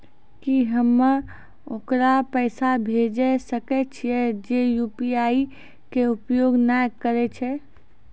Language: Maithili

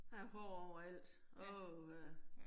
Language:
Danish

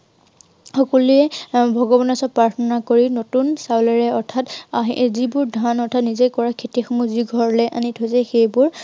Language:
Assamese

